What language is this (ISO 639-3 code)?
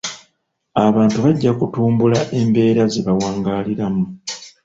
lug